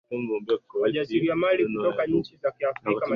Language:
Swahili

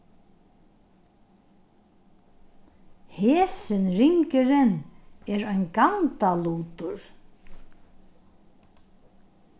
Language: Faroese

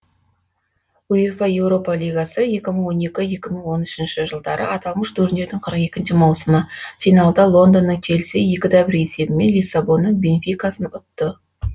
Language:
Kazakh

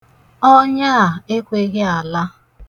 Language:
Igbo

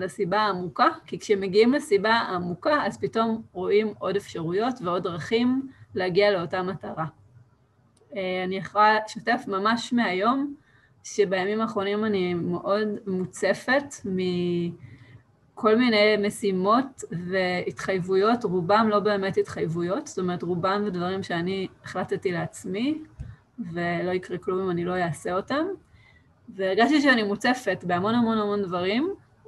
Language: Hebrew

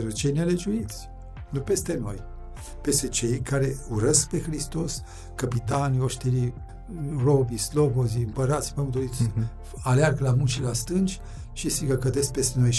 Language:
Romanian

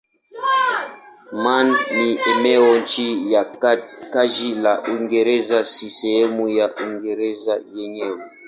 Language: Swahili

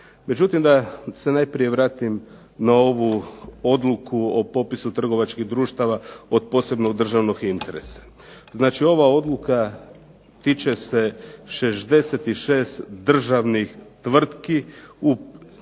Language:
Croatian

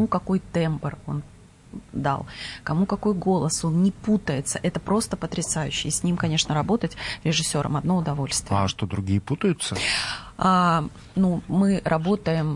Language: Russian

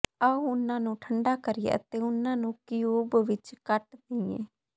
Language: Punjabi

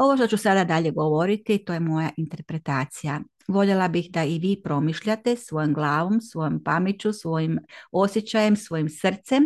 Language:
Croatian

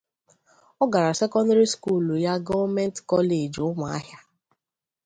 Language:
Igbo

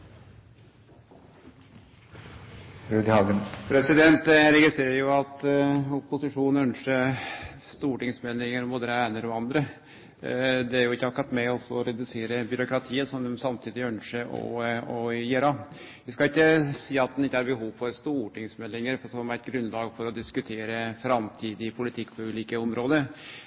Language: Norwegian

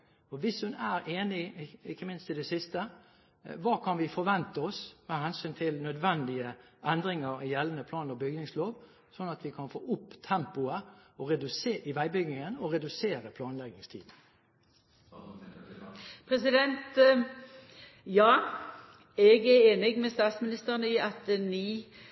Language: Norwegian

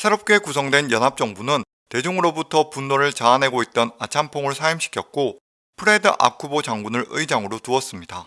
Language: Korean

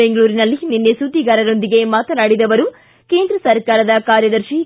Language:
Kannada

